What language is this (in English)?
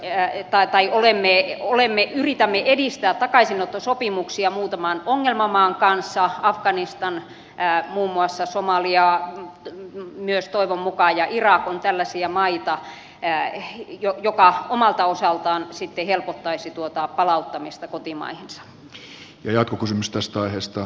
Finnish